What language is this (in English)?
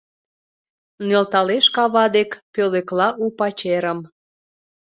Mari